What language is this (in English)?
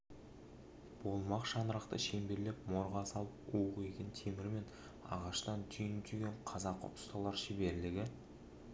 Kazakh